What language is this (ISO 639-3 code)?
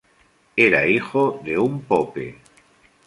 spa